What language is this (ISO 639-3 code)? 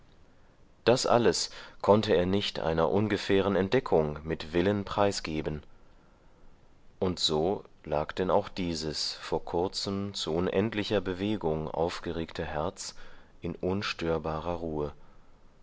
deu